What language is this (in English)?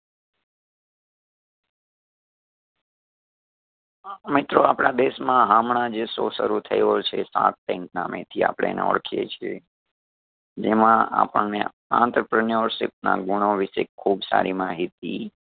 Gujarati